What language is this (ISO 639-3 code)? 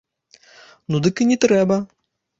bel